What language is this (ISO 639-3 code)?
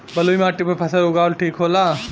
bho